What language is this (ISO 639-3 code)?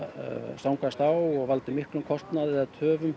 isl